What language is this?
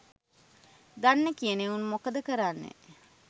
Sinhala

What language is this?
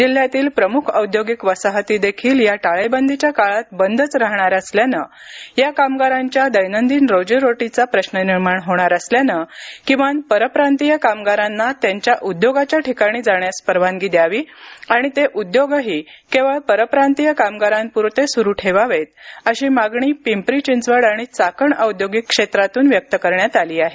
Marathi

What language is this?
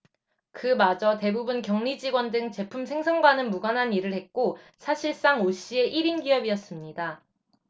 Korean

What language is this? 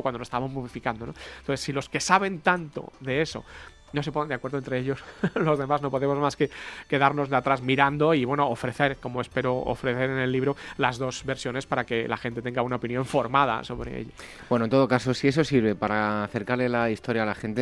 Spanish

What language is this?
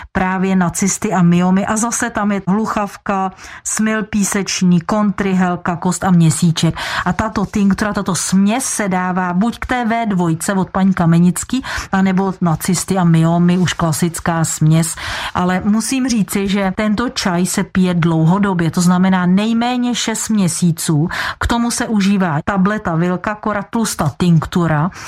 Czech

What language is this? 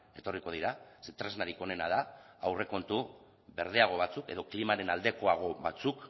Basque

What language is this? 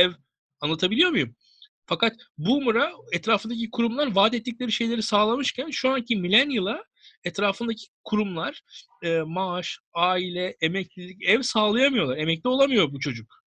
Turkish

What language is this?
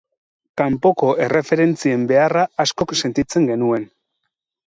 Basque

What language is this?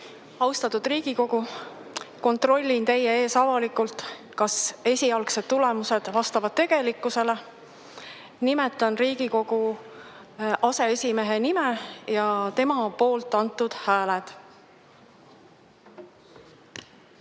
Estonian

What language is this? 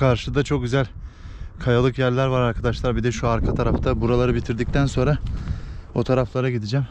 Turkish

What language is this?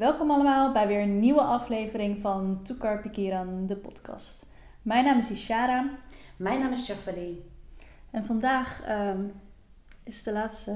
Dutch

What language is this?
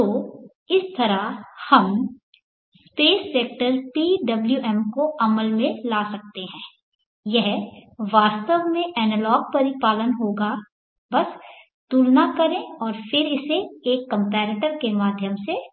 Hindi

